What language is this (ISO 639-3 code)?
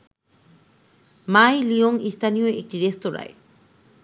ben